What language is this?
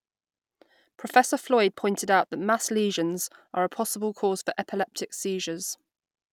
English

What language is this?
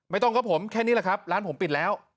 Thai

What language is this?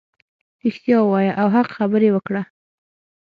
Pashto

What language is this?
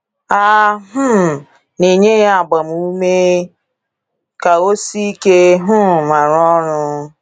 Igbo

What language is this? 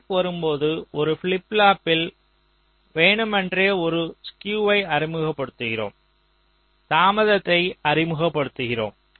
Tamil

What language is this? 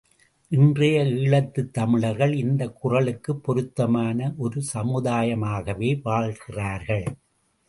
Tamil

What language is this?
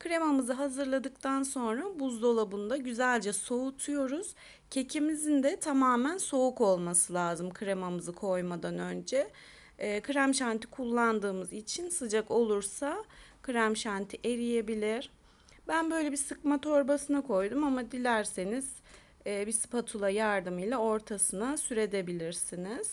Turkish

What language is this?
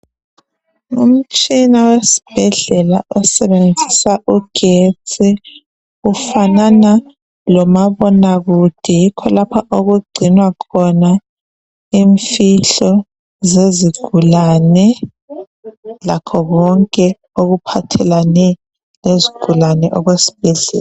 North Ndebele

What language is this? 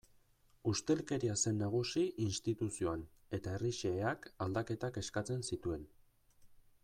Basque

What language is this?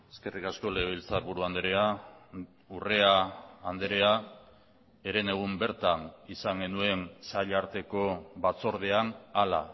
Basque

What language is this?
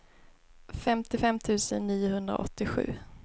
Swedish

